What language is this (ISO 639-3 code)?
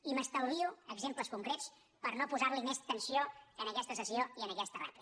cat